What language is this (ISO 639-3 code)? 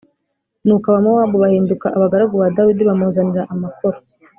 kin